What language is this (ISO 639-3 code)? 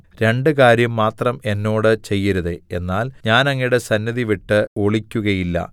mal